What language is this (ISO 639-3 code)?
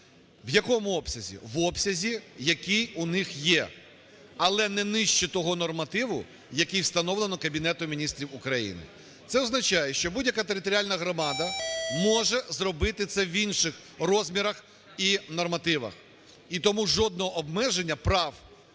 ukr